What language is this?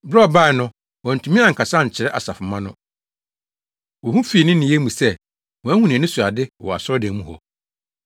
Akan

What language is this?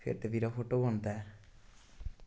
Dogri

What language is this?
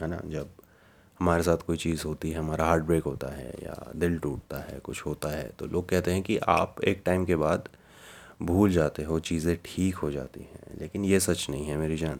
Hindi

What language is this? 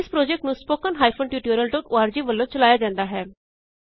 Punjabi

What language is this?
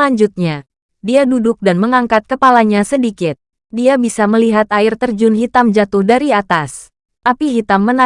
Indonesian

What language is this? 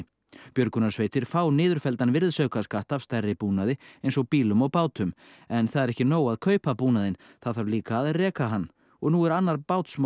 Icelandic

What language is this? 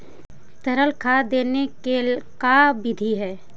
Magahi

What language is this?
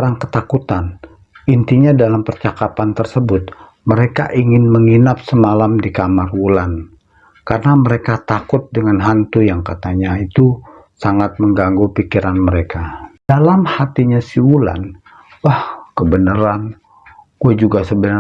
Indonesian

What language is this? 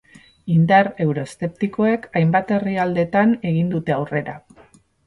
Basque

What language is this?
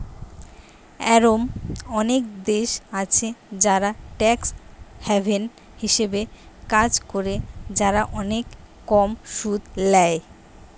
Bangla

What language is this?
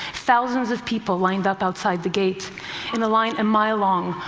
English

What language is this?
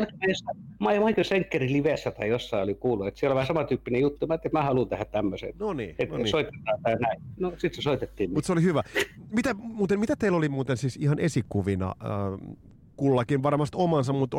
Finnish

